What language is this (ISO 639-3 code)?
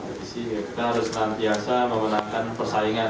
ind